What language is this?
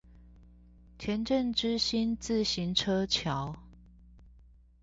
Chinese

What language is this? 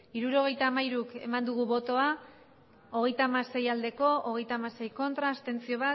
Basque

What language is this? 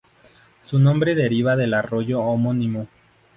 Spanish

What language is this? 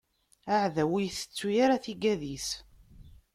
Kabyle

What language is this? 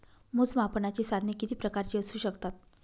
Marathi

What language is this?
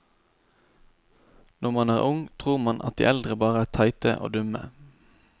Norwegian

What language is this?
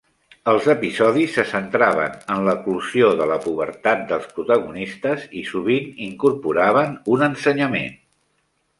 Catalan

